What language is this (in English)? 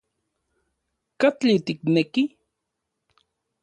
Central Puebla Nahuatl